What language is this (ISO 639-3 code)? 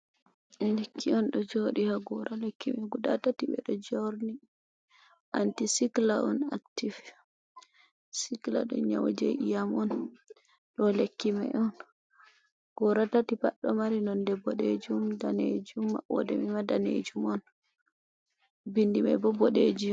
ful